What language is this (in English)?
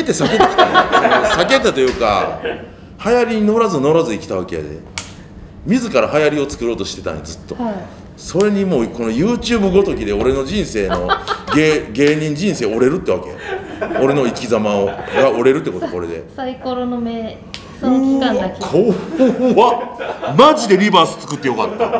Japanese